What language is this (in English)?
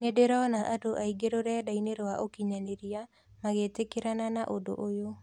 Kikuyu